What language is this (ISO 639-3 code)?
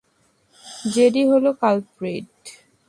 ben